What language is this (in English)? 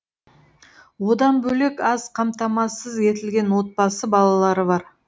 Kazakh